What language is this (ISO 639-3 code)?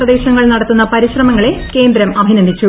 mal